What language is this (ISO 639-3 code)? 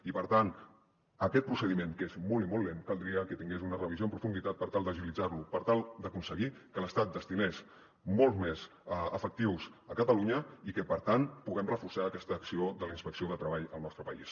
cat